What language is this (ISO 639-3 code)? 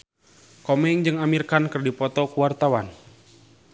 sun